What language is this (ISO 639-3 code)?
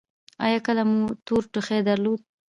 pus